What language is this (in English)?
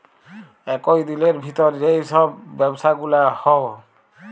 Bangla